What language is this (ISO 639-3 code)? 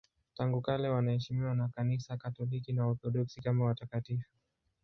swa